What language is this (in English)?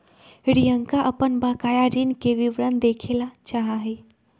Magahi